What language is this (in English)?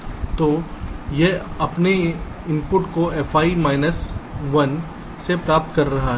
Hindi